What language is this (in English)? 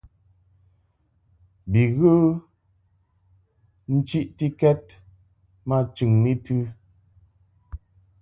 Mungaka